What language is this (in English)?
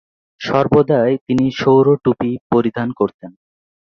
Bangla